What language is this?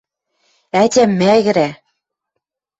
Western Mari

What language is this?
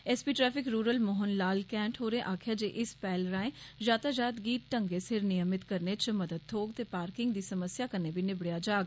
Dogri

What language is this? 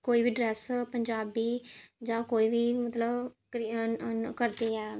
Dogri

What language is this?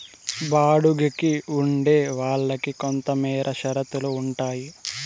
Telugu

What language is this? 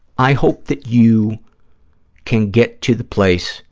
English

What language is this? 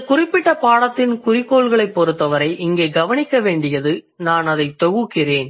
Tamil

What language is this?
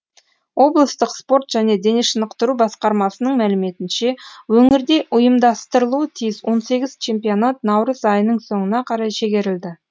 Kazakh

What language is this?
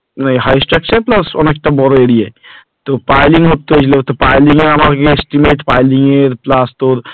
Bangla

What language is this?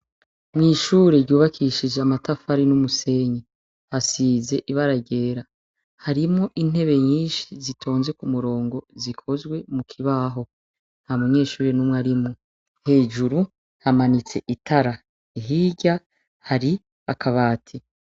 Rundi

